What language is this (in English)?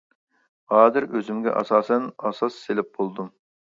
Uyghur